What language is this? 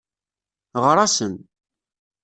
Kabyle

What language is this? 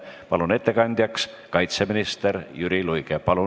Estonian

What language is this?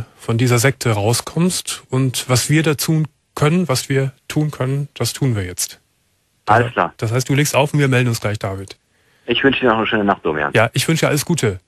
German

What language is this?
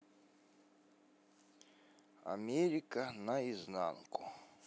Russian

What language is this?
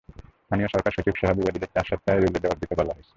Bangla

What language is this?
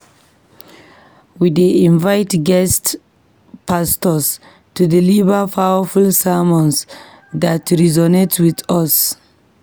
Nigerian Pidgin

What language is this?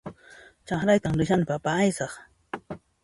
Puno Quechua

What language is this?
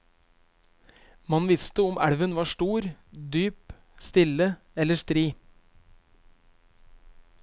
Norwegian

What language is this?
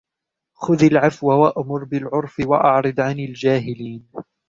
Arabic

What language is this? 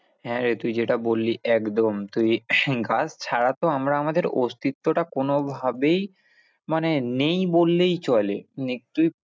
Bangla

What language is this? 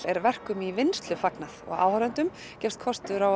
Icelandic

